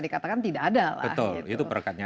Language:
Indonesian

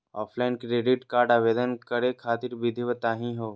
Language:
Magahi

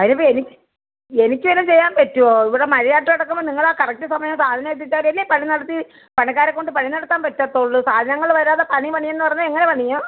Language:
Malayalam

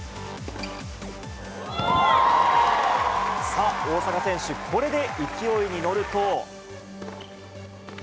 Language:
Japanese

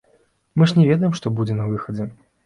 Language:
Belarusian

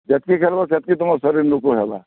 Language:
Odia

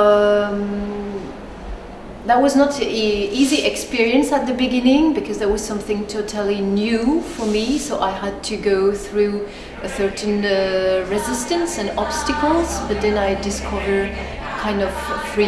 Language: English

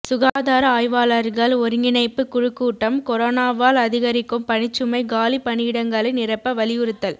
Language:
Tamil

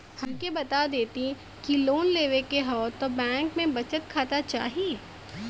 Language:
Bhojpuri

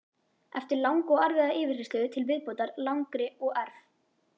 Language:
Icelandic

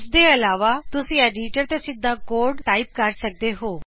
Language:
Punjabi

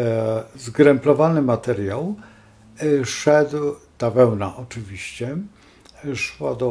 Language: Polish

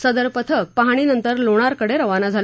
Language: Marathi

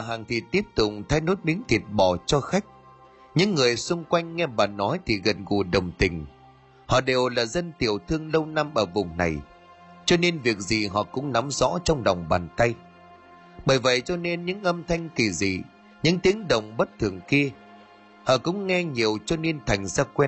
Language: Vietnamese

